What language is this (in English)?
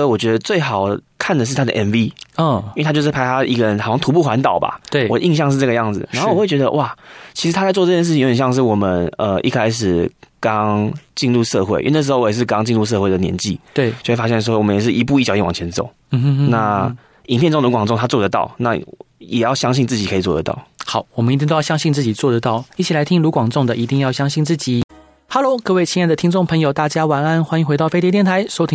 Chinese